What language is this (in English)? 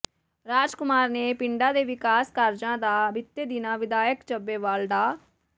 Punjabi